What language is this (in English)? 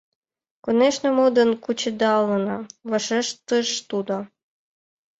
Mari